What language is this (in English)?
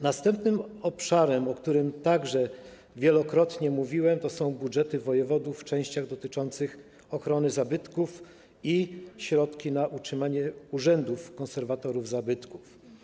Polish